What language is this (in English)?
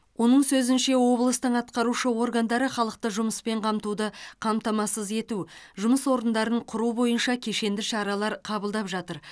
Kazakh